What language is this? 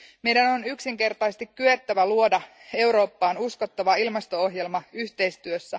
Finnish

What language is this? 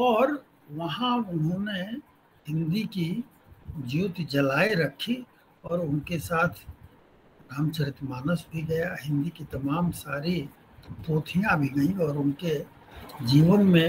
Hindi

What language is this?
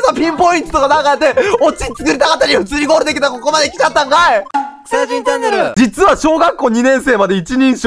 Japanese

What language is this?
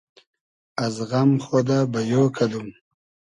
Hazaragi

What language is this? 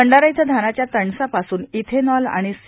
Marathi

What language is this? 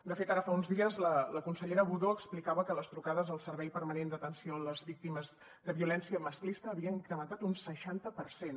Catalan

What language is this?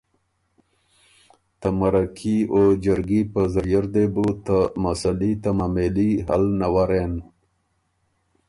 Ormuri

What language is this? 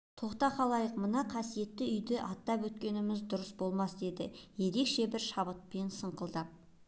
Kazakh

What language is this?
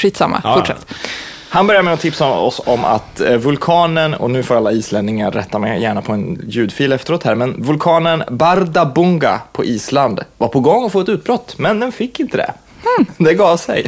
Swedish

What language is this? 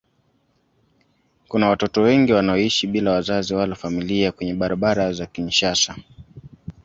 Swahili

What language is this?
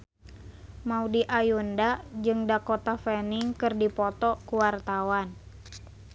Sundanese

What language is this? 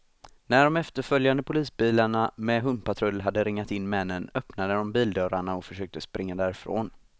Swedish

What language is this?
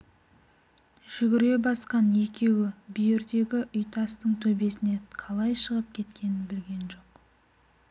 Kazakh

